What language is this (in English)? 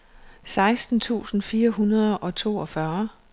Danish